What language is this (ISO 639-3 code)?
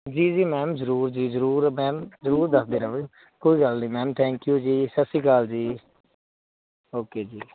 pan